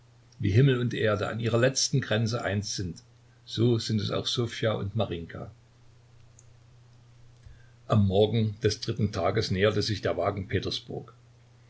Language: German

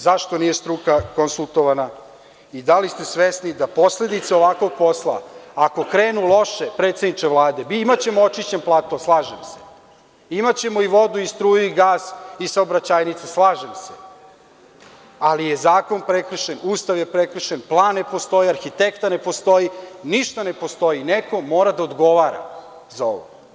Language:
Serbian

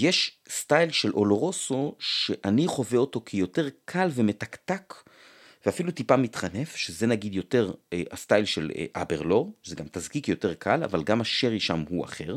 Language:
Hebrew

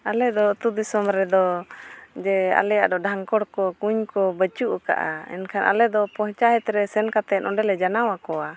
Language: Santali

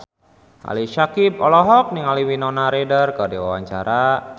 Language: Sundanese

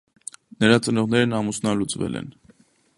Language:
Armenian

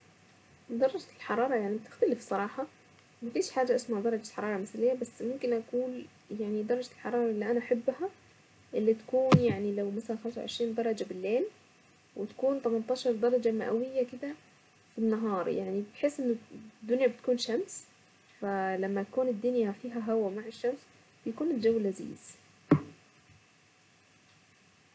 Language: Saidi Arabic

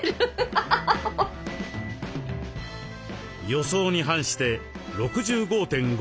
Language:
Japanese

